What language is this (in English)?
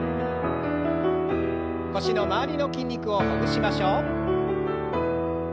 Japanese